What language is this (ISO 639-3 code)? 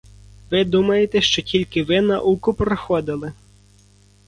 ukr